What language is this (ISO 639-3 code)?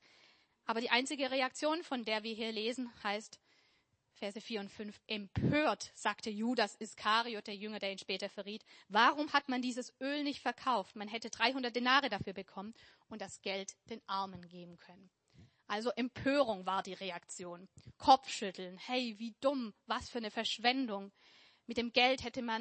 deu